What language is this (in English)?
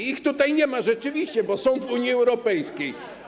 Polish